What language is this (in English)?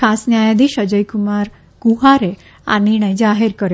Gujarati